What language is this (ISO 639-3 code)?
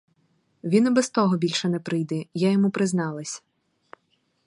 ukr